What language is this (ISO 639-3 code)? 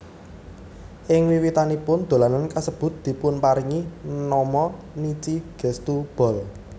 jav